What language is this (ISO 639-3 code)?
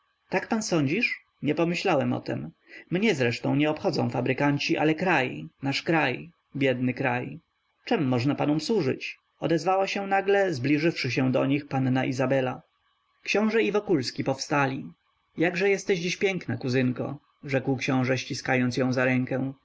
pol